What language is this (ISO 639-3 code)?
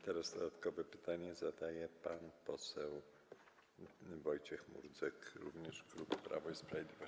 pol